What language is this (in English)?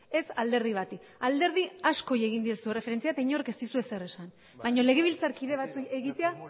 Basque